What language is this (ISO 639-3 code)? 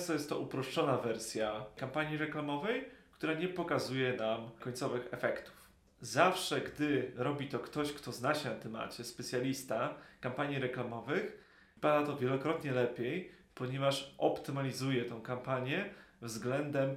pol